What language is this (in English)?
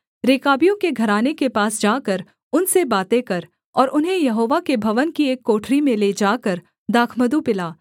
Hindi